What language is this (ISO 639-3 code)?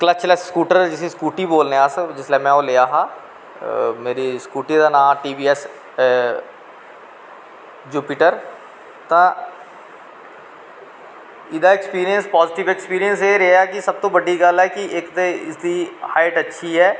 doi